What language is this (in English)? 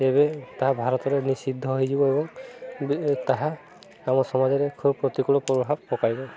Odia